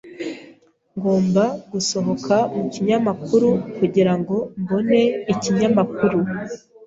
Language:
Kinyarwanda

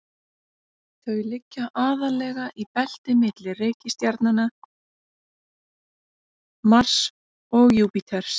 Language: Icelandic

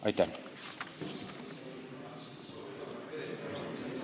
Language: Estonian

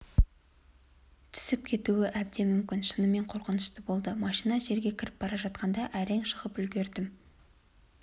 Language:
Kazakh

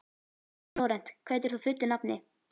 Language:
Icelandic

